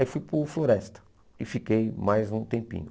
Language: Portuguese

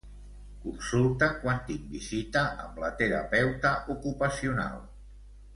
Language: Catalan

